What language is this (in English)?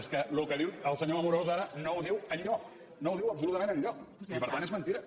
Catalan